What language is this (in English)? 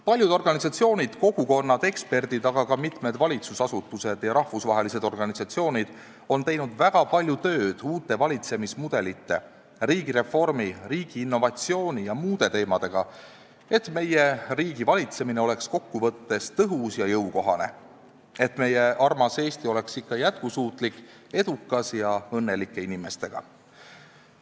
Estonian